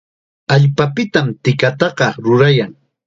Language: Chiquián Ancash Quechua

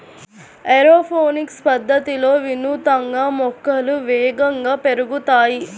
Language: Telugu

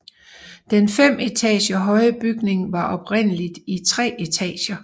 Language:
Danish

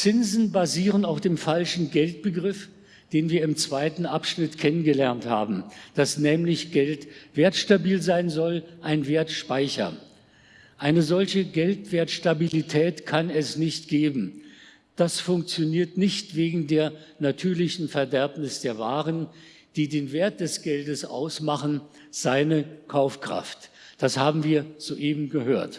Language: German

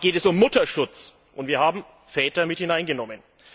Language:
German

